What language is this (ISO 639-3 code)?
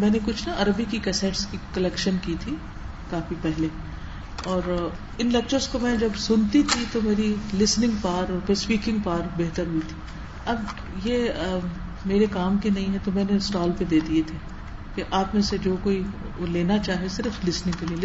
urd